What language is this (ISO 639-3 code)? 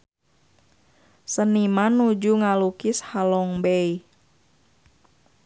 sun